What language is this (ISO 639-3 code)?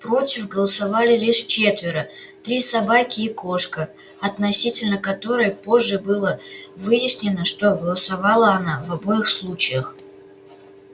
rus